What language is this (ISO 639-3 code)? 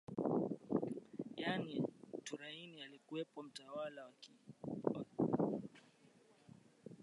swa